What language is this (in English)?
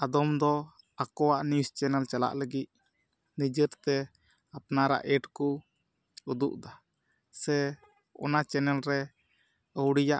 Santali